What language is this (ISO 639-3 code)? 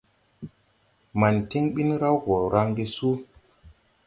tui